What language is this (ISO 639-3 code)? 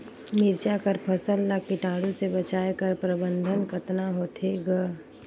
hne